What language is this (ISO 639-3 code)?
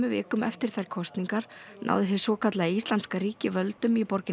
isl